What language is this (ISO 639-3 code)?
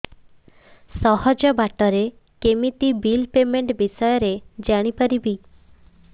ori